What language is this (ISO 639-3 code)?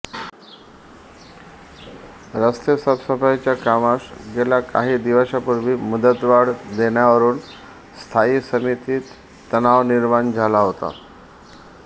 mar